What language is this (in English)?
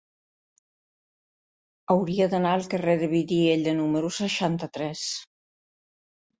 Catalan